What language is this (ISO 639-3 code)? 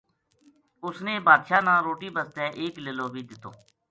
gju